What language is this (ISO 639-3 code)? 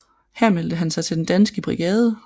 dan